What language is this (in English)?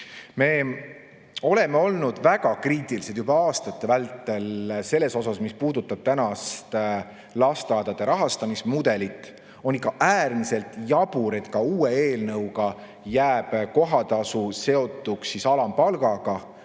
Estonian